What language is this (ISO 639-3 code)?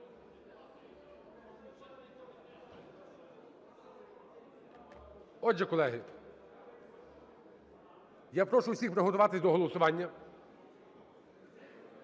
ukr